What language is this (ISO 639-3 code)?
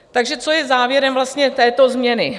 ces